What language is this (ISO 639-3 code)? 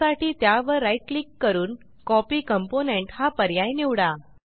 mar